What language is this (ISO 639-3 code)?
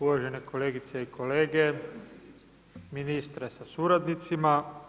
hrv